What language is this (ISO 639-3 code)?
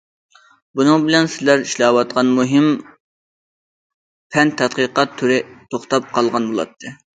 uig